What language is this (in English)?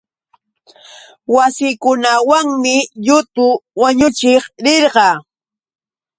Yauyos Quechua